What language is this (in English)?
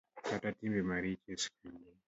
Luo (Kenya and Tanzania)